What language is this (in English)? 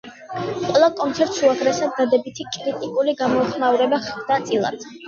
Georgian